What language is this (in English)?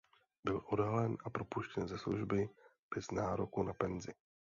Czech